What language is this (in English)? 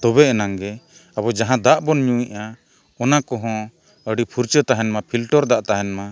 Santali